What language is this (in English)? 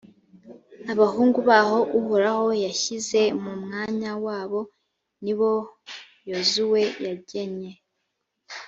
Kinyarwanda